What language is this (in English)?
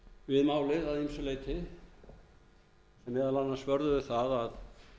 Icelandic